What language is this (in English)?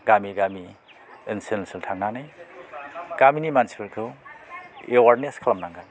Bodo